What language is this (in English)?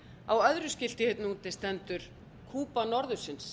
Icelandic